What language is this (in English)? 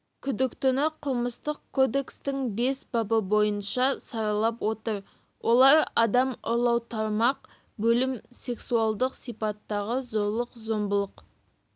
Kazakh